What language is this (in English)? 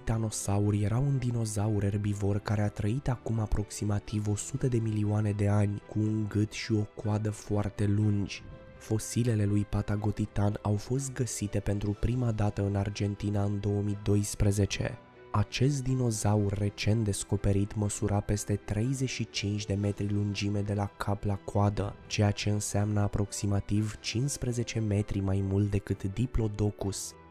Romanian